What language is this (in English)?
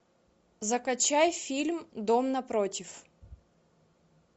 Russian